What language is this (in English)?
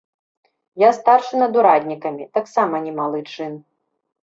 Belarusian